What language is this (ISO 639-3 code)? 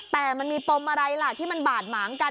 tha